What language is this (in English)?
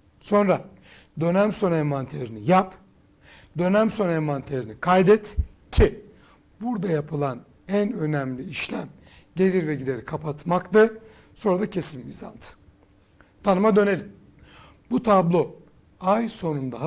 Turkish